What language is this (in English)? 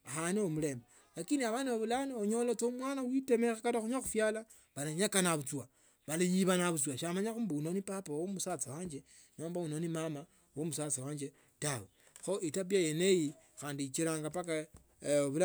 Tsotso